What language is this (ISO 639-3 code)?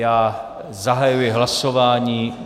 ces